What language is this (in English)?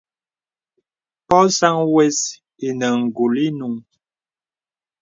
Bebele